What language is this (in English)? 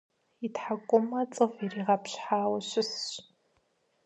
Kabardian